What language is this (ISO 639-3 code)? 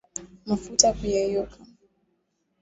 swa